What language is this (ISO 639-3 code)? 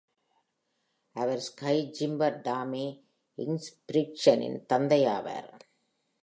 tam